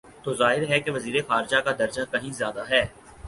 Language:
Urdu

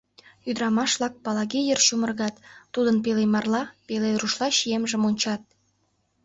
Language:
Mari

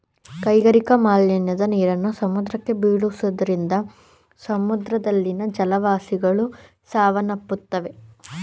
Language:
Kannada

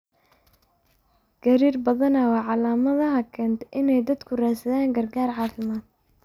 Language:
Somali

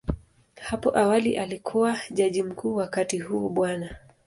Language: Swahili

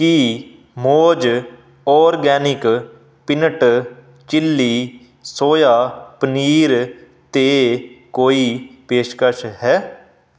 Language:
Punjabi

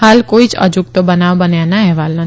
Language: Gujarati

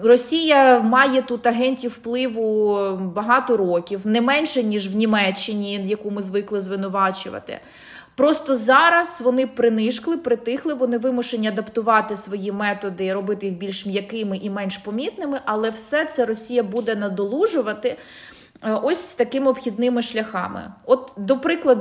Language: Ukrainian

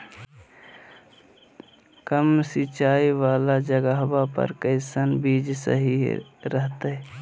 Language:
Magahi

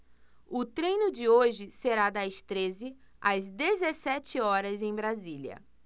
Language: Portuguese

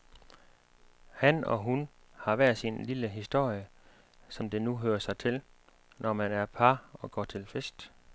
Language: Danish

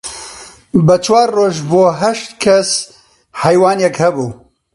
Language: Central Kurdish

